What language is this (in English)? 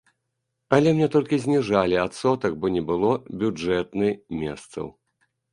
Belarusian